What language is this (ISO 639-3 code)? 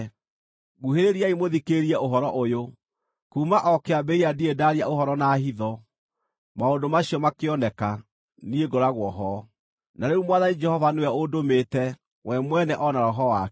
kik